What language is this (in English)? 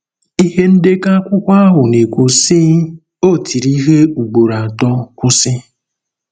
Igbo